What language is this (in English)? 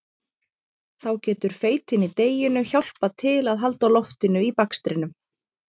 Icelandic